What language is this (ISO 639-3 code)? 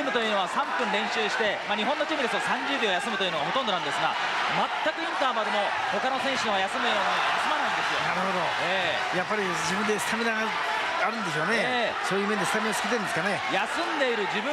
jpn